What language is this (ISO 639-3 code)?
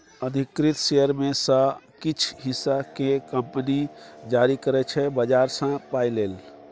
mai